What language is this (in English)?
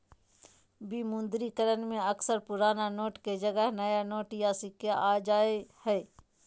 Magahi